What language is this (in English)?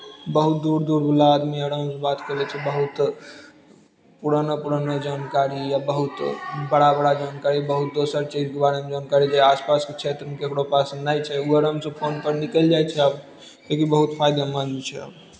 Maithili